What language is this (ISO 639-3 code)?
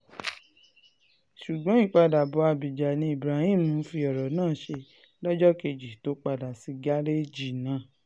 yor